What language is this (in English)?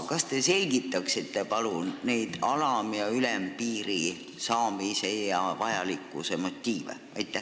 Estonian